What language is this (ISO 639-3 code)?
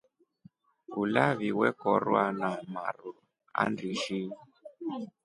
rof